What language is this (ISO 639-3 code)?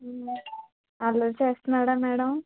tel